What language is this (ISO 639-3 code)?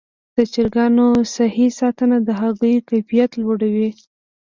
pus